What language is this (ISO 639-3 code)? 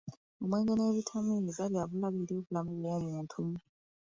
lug